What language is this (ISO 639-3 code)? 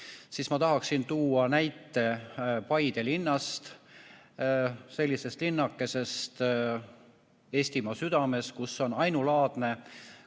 est